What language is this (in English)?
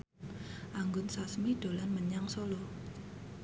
Javanese